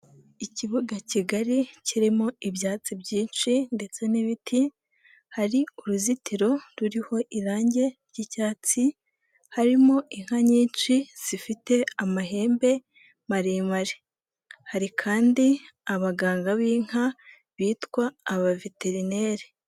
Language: Kinyarwanda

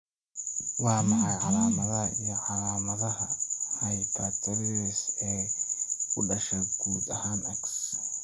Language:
Somali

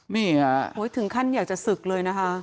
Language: Thai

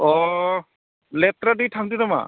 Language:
Bodo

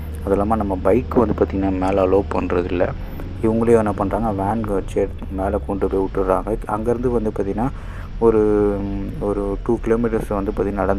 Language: Indonesian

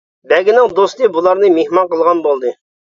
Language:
Uyghur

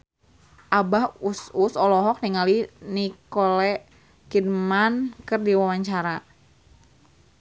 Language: Sundanese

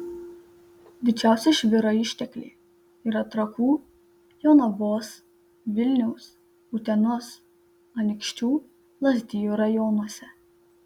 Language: Lithuanian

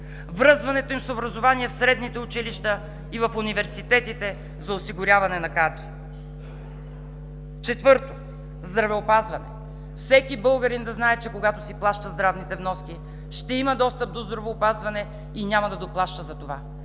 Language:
Bulgarian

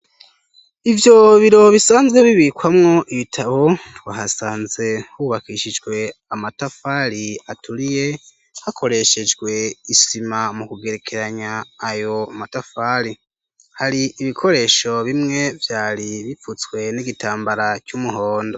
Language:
Rundi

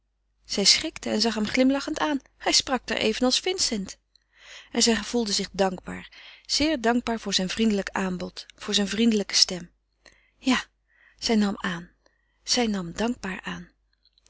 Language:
Dutch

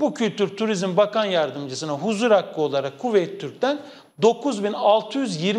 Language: Turkish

